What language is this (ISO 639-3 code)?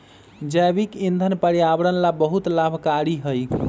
mag